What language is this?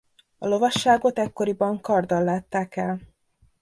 Hungarian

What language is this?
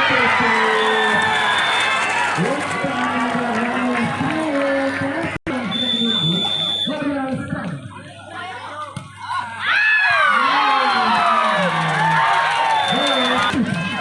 Indonesian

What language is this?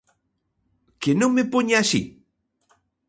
Galician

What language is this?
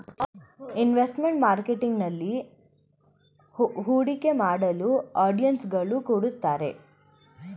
Kannada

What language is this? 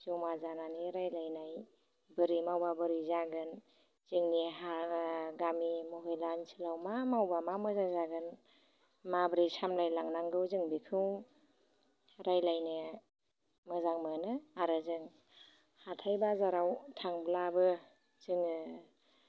Bodo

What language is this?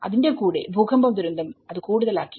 Malayalam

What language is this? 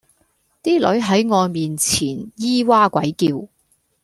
Cantonese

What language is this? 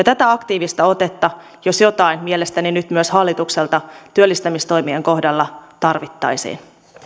Finnish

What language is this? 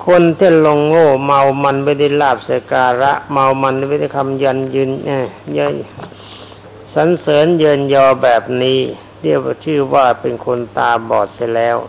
Thai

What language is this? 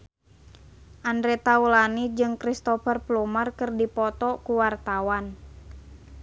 Sundanese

